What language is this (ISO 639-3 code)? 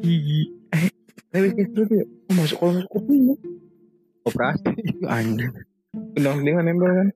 ind